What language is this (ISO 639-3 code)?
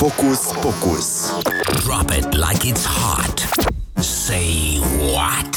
ron